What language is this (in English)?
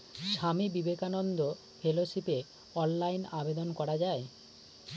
Bangla